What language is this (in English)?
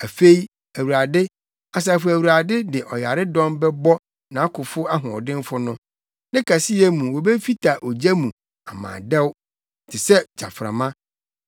Akan